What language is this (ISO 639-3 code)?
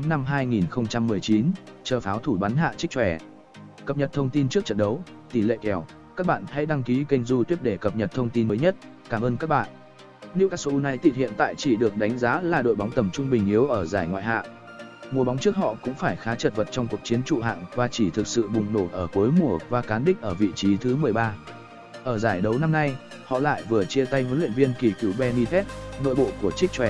vie